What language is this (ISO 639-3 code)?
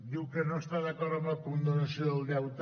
cat